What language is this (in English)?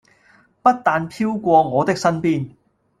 Cantonese